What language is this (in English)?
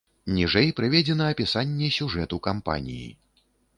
Belarusian